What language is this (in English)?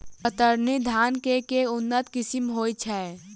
Maithili